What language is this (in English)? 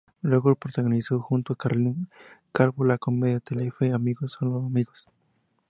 Spanish